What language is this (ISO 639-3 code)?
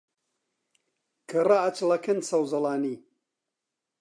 ckb